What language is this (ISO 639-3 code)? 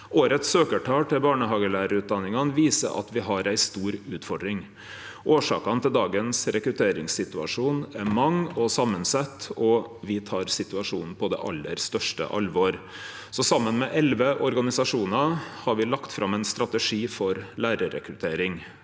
nor